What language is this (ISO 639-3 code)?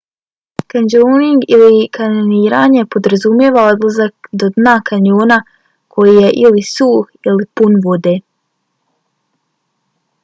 bos